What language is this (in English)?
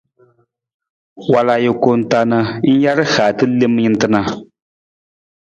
Nawdm